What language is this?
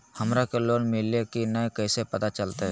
Magahi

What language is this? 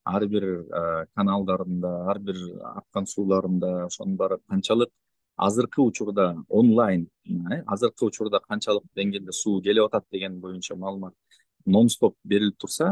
Turkish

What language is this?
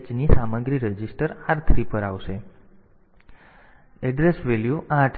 Gujarati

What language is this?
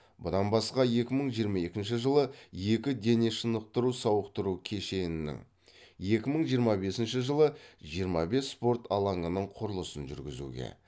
Kazakh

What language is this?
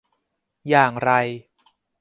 Thai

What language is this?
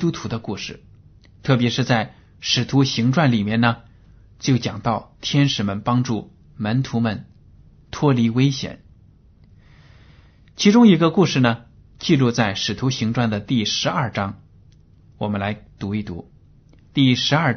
Chinese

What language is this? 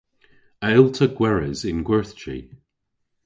Cornish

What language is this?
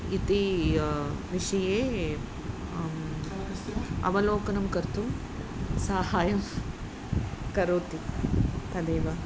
Sanskrit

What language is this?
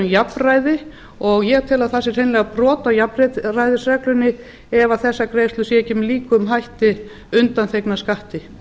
Icelandic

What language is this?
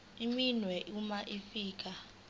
Zulu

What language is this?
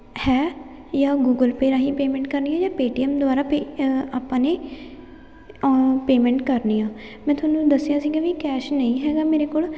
Punjabi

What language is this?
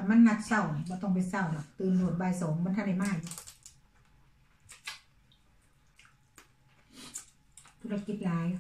Thai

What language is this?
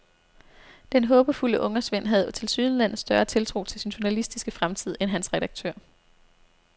Danish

